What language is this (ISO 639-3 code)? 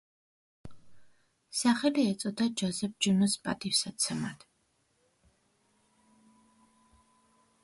kat